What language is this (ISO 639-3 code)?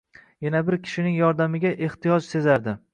uzb